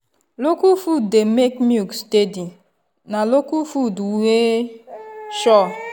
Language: Nigerian Pidgin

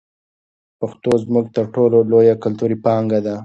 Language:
Pashto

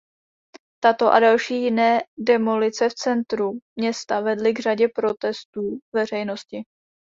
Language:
Czech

